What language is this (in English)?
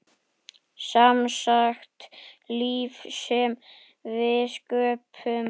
Icelandic